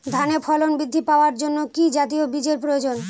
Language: Bangla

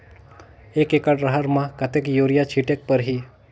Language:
Chhattisgarhi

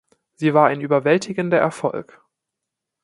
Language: German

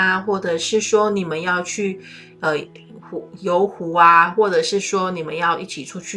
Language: Chinese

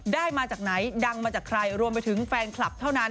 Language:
Thai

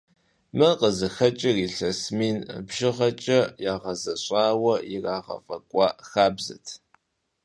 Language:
Kabardian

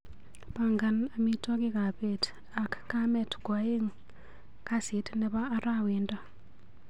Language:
Kalenjin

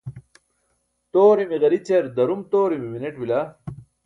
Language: Burushaski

